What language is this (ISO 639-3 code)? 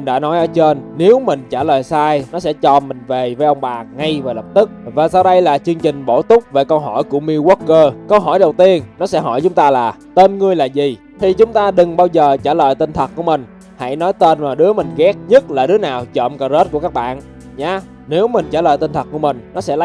vie